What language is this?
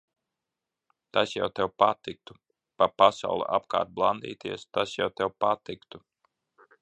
Latvian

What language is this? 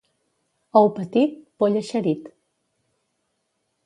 Catalan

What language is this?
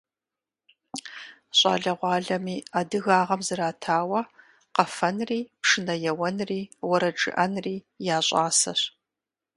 Kabardian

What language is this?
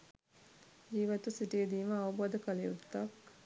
Sinhala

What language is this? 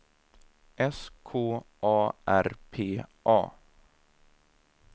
Swedish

